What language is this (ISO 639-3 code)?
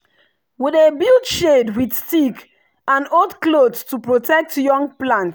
pcm